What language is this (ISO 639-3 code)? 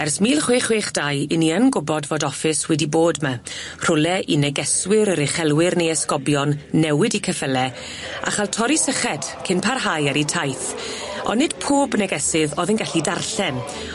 cym